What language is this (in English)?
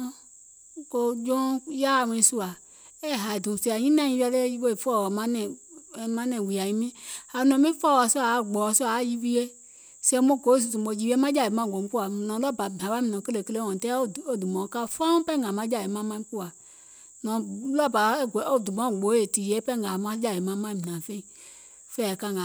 Gola